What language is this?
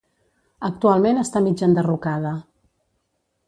Catalan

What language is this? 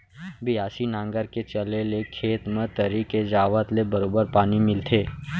Chhattisgarhi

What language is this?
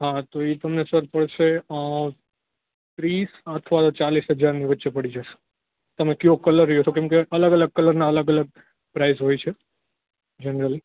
Gujarati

